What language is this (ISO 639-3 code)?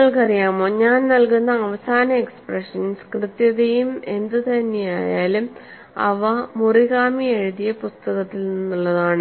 mal